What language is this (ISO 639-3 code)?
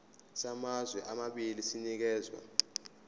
zul